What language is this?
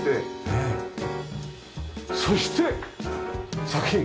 Japanese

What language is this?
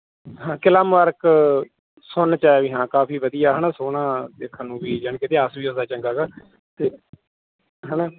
Punjabi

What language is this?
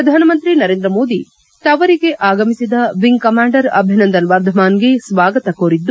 Kannada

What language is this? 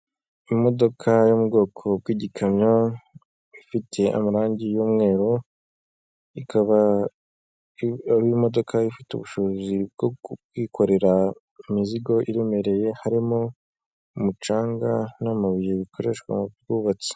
Kinyarwanda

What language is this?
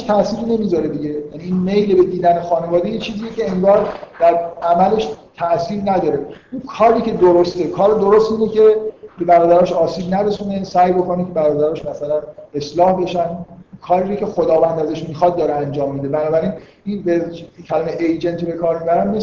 Persian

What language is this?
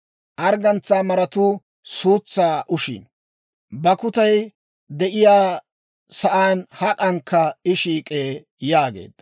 Dawro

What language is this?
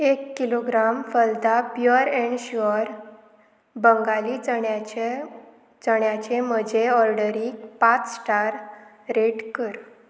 Konkani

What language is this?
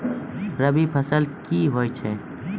Maithili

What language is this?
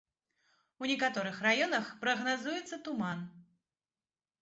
Belarusian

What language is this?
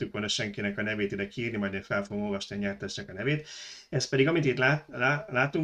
Hungarian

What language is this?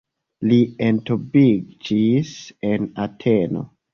Esperanto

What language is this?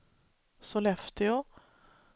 Swedish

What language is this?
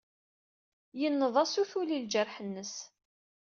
Kabyle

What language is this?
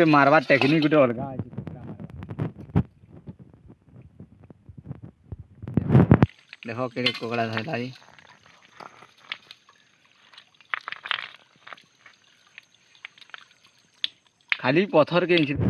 Odia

